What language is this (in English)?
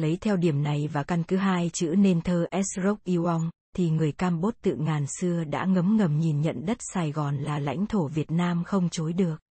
Vietnamese